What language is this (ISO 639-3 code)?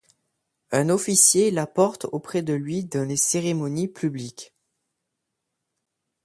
fra